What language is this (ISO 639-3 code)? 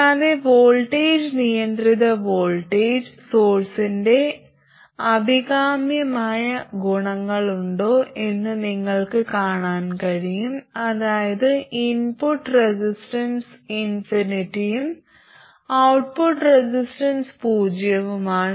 mal